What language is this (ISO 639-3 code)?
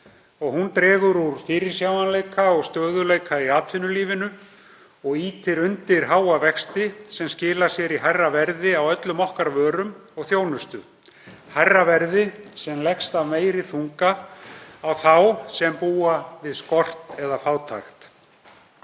isl